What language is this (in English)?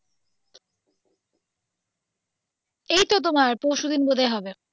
Bangla